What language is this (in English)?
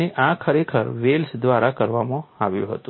Gujarati